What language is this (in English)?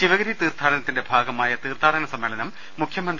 Malayalam